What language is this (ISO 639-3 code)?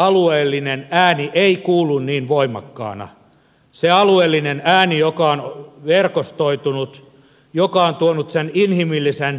fin